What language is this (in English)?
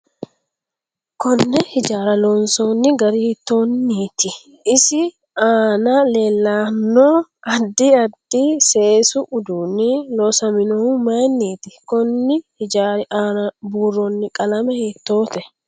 Sidamo